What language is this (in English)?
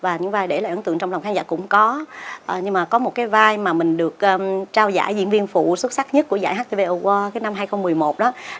Vietnamese